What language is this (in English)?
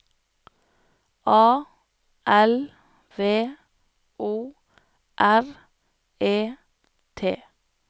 Norwegian